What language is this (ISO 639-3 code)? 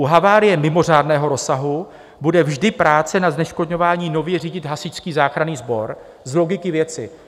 ces